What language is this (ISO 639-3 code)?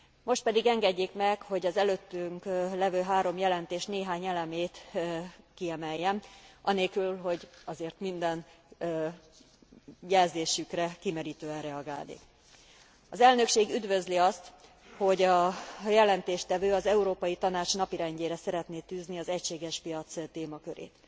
hun